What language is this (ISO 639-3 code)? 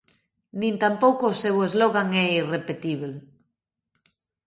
glg